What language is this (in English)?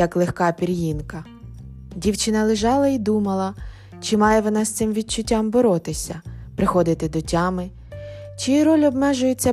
Ukrainian